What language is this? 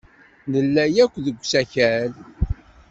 Kabyle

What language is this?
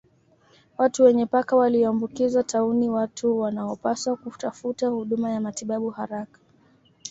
Swahili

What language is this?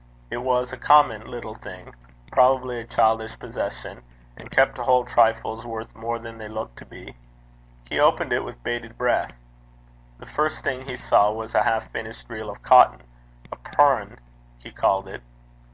English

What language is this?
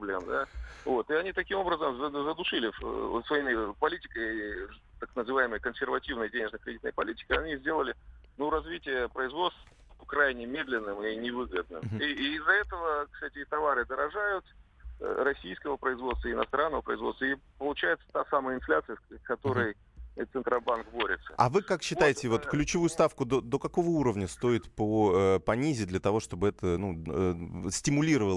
Russian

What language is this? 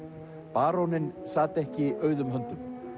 Icelandic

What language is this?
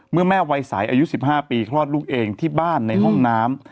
Thai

